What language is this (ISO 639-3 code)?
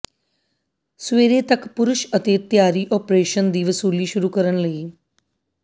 pan